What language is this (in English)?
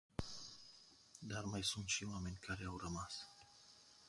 Romanian